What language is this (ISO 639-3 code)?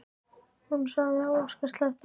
isl